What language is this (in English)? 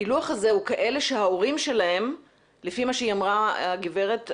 Hebrew